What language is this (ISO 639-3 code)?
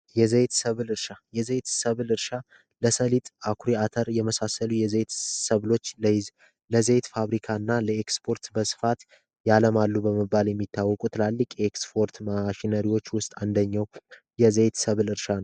amh